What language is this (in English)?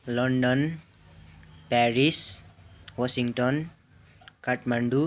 Nepali